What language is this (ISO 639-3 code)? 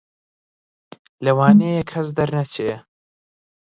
ckb